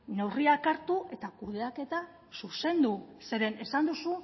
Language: Basque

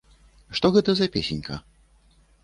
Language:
Belarusian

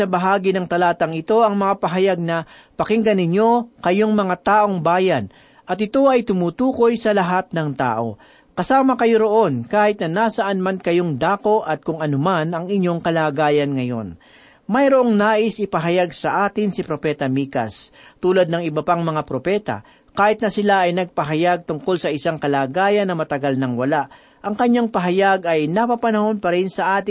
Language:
Filipino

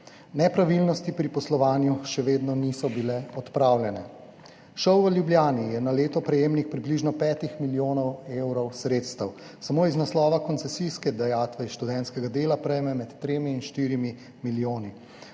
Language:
Slovenian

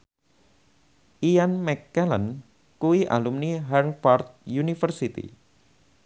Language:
Javanese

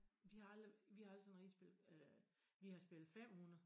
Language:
Danish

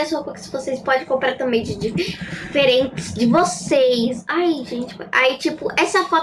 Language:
Portuguese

